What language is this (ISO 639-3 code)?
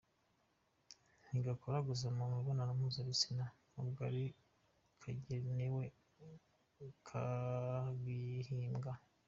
kin